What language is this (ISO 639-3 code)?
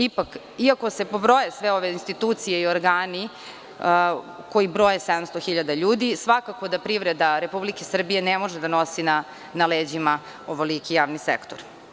srp